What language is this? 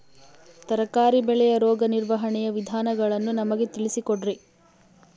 Kannada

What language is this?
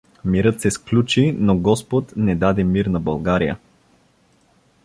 Bulgarian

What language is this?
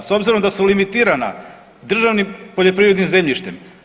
Croatian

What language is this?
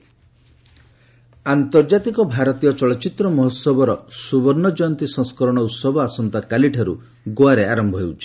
Odia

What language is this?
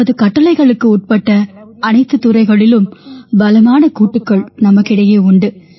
Tamil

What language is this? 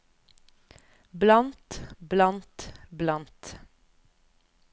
Norwegian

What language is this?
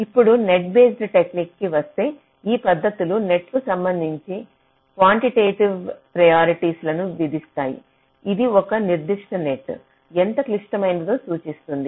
Telugu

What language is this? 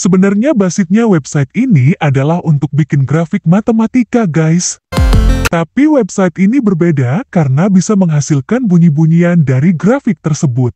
Indonesian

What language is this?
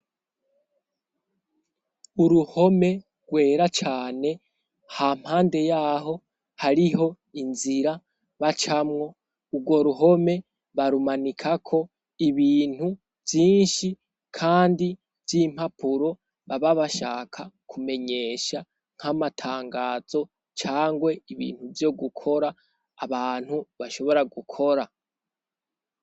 Rundi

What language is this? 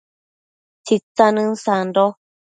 Matsés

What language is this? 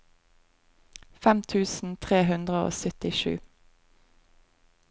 Norwegian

